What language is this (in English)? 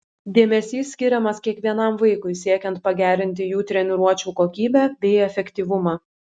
Lithuanian